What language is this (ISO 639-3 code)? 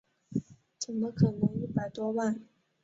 zho